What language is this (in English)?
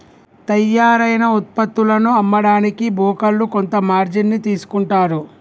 Telugu